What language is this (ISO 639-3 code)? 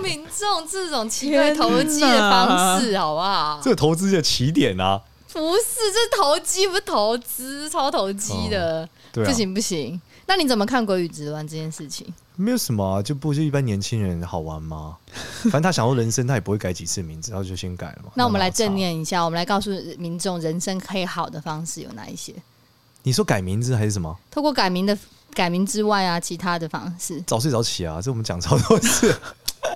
zho